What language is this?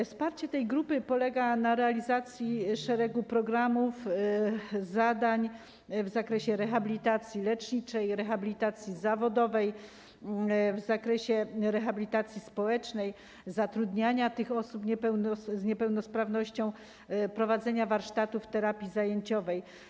Polish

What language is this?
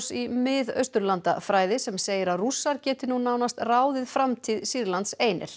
Icelandic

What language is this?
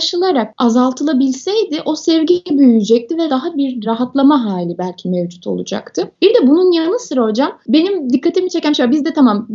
Turkish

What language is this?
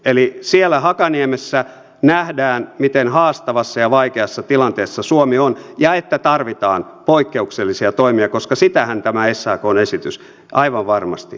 Finnish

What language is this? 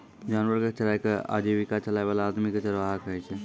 Maithili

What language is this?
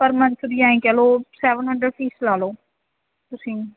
Punjabi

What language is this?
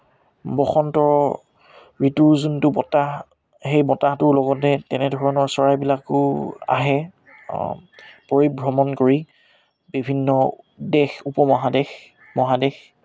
Assamese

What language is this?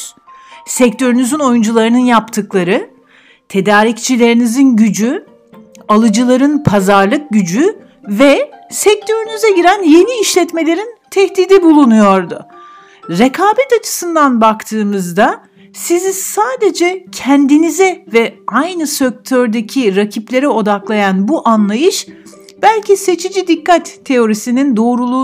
Turkish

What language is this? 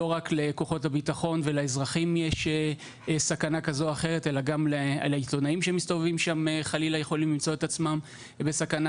Hebrew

